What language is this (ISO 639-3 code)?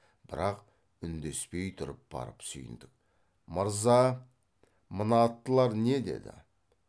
kaz